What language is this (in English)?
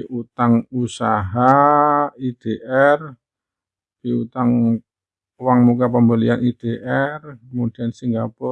Indonesian